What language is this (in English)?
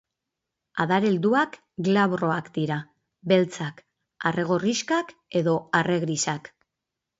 Basque